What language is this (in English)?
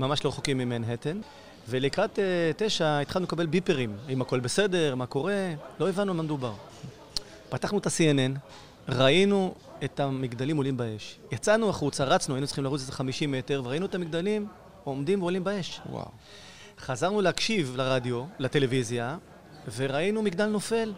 Hebrew